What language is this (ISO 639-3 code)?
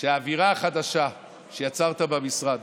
heb